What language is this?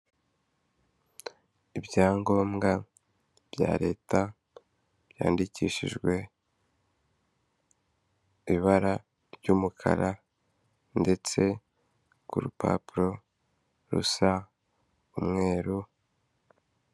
Kinyarwanda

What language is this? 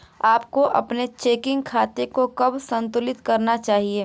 Hindi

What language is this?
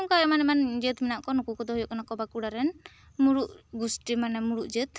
Santali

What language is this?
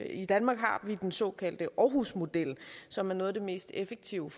Danish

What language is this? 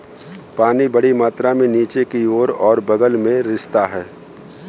Hindi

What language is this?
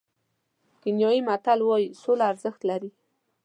Pashto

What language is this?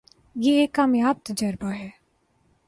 Urdu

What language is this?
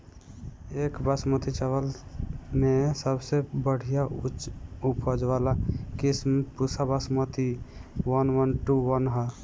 Bhojpuri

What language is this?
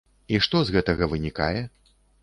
Belarusian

